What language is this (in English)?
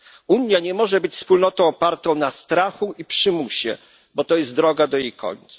Polish